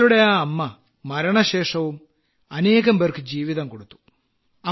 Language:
Malayalam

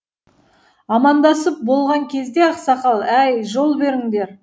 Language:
Kazakh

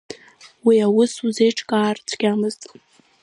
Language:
Abkhazian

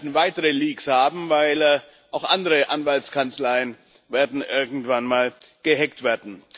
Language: German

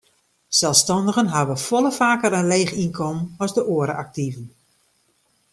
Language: Western Frisian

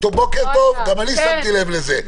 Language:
Hebrew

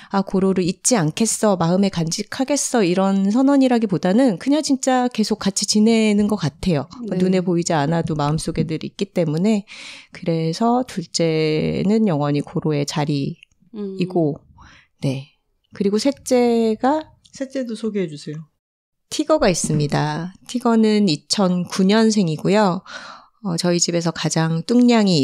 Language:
Korean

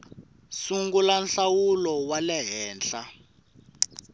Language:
Tsonga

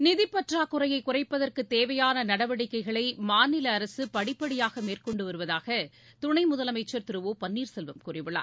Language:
Tamil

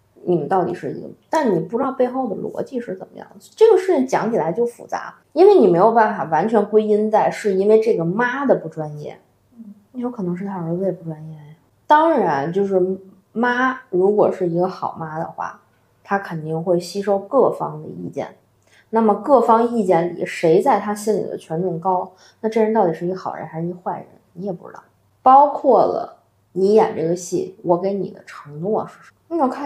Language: Chinese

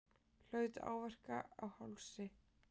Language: Icelandic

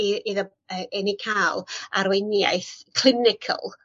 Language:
Welsh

